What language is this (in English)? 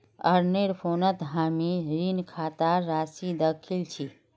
Magahi